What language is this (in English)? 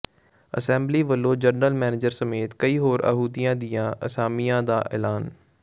Punjabi